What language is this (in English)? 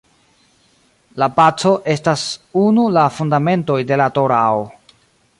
Esperanto